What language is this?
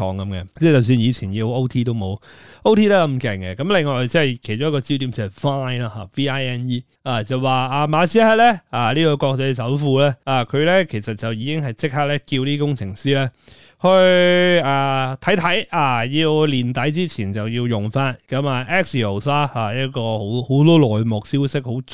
Chinese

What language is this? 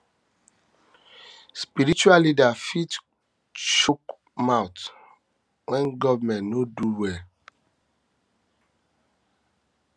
Nigerian Pidgin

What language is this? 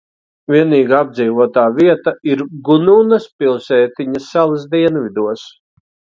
Latvian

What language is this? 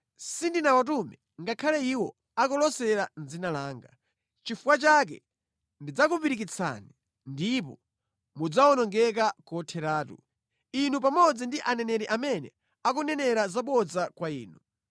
Nyanja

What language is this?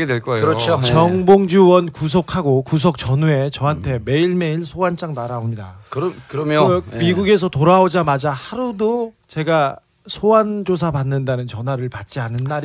Korean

